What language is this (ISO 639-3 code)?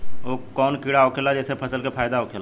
bho